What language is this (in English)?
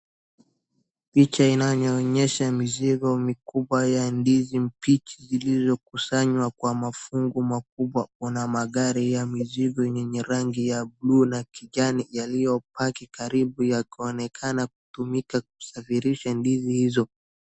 Swahili